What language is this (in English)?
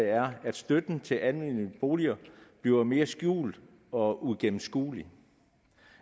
Danish